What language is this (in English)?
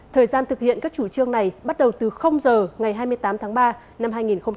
Vietnamese